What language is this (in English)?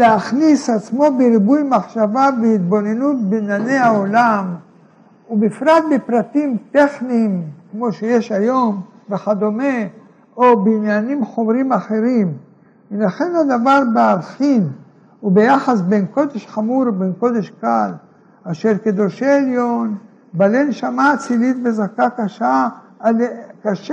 Hebrew